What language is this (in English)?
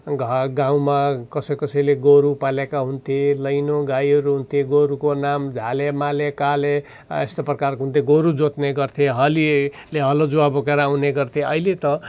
Nepali